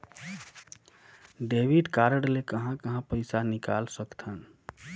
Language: Chhattisgarhi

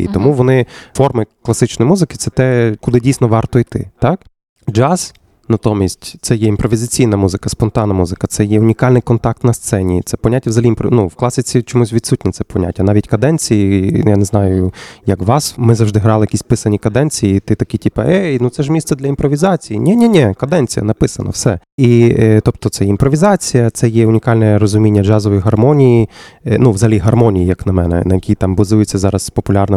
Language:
Ukrainian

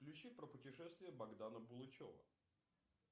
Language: Russian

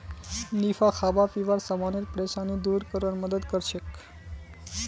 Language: Magahi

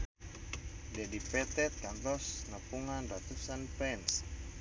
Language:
Sundanese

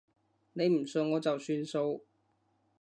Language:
Cantonese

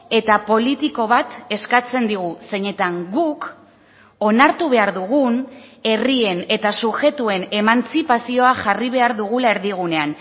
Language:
Basque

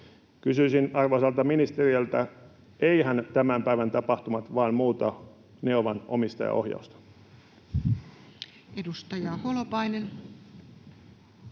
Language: Finnish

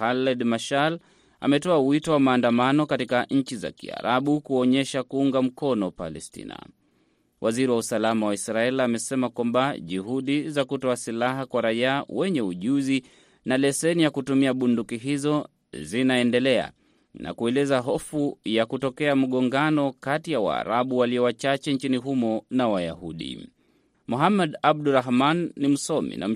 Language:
Swahili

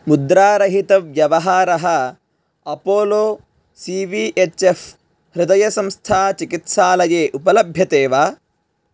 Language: Sanskrit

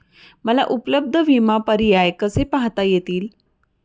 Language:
Marathi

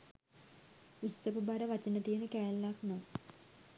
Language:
Sinhala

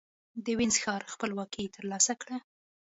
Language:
Pashto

